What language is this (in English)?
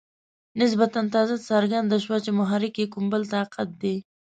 Pashto